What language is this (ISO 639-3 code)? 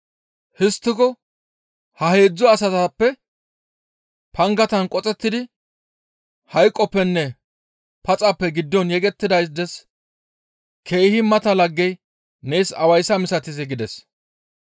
gmv